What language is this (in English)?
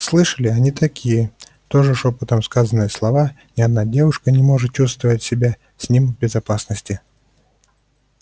Russian